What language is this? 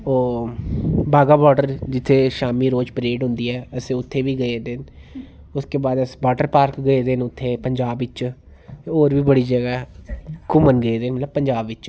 Dogri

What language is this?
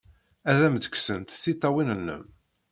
Kabyle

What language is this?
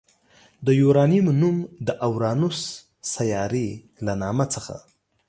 Pashto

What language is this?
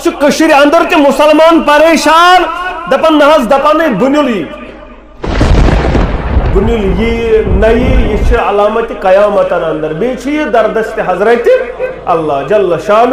Turkish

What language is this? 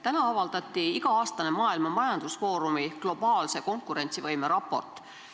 Estonian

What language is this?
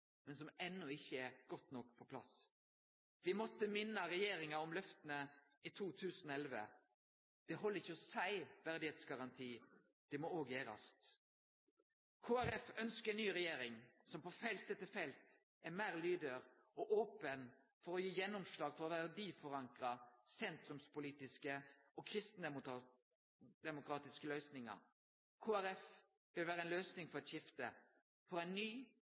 Norwegian Nynorsk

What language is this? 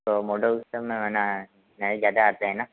Hindi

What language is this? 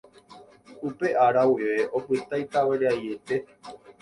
Guarani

